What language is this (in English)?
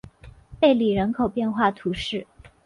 Chinese